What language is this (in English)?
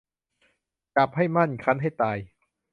Thai